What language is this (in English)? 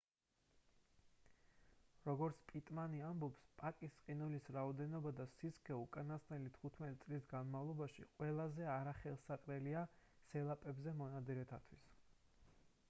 Georgian